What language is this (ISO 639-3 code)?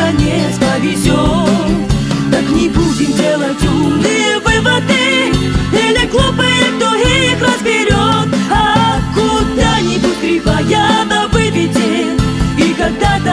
rus